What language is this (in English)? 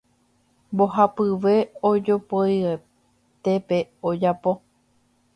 Guarani